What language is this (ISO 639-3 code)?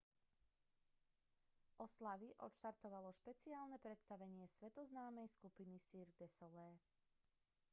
slk